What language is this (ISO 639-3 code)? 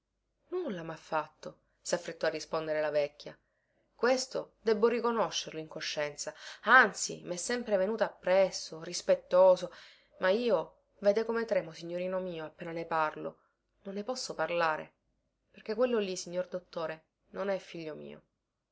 ita